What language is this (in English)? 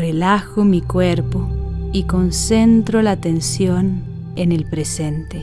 Spanish